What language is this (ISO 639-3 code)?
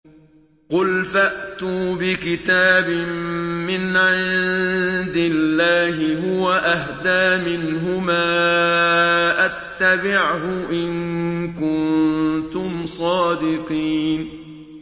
ara